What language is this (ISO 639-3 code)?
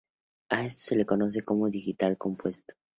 spa